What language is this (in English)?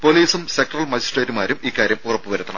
Malayalam